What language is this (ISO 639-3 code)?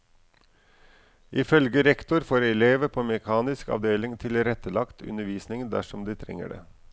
nor